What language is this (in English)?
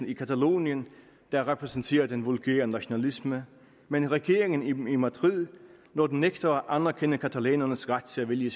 Danish